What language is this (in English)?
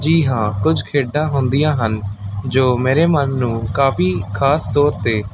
Punjabi